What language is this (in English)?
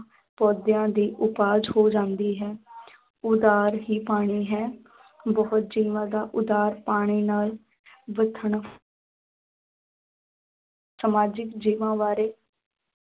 Punjabi